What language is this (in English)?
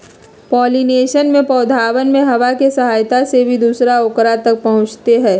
Magahi